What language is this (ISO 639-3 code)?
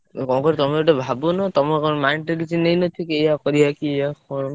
ori